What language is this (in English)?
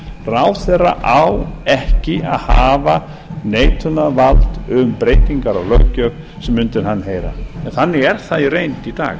Icelandic